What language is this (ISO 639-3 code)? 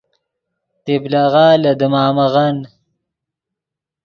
ydg